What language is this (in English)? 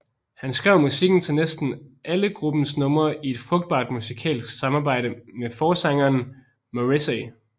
Danish